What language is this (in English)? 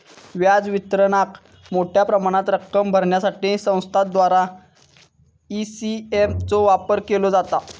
Marathi